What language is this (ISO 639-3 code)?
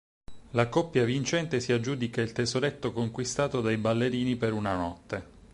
ita